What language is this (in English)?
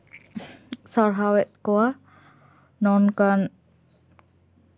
Santali